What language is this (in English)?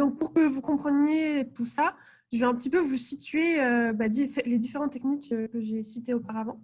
French